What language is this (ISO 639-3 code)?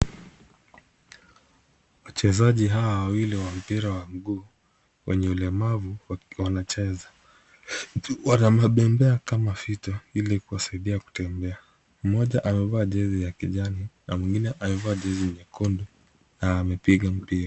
swa